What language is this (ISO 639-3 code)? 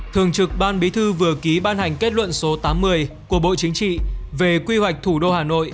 vie